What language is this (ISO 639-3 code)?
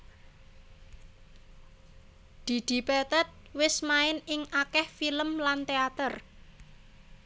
jav